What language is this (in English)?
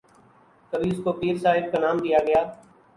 Urdu